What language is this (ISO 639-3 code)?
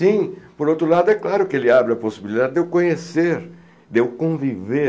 por